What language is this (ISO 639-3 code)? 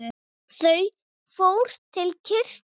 isl